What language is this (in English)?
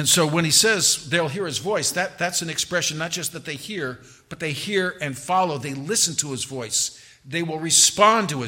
English